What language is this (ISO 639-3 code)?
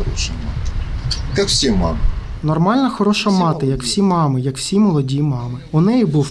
ukr